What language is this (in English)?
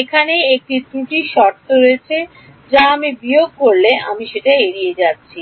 Bangla